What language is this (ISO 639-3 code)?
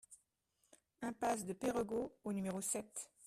fra